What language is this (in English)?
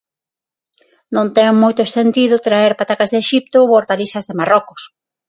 Galician